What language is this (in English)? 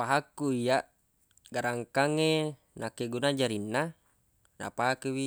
Buginese